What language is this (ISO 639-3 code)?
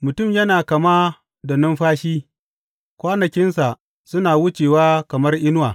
hau